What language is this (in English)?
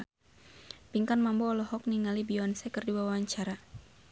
Sundanese